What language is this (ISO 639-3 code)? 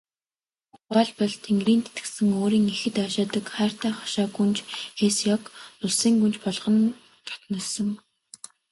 mon